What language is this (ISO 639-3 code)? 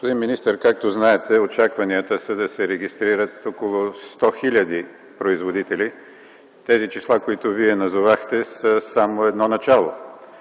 bul